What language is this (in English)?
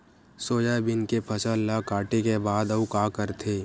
Chhattisgarhi